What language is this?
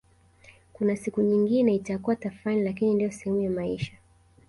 Swahili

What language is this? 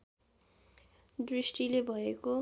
Nepali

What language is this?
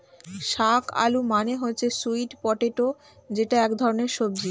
Bangla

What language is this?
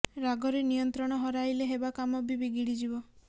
Odia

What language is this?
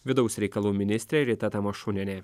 Lithuanian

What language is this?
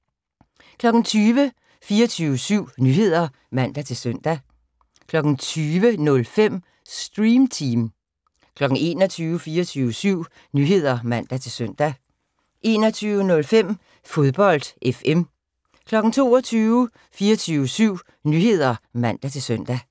Danish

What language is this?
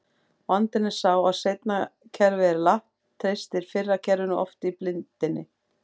Icelandic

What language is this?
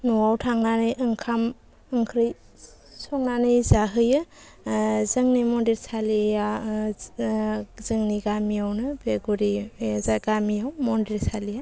Bodo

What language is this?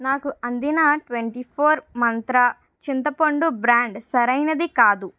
Telugu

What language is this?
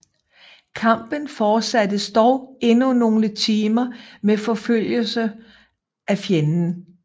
Danish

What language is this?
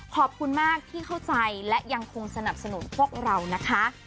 Thai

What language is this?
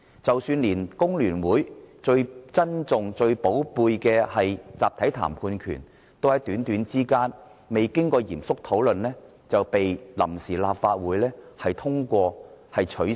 Cantonese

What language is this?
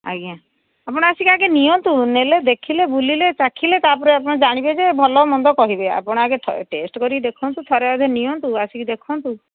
Odia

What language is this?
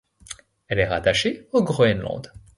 French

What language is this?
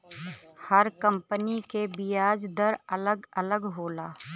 Bhojpuri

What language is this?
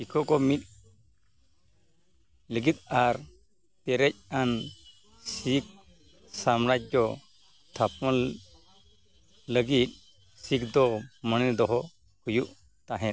Santali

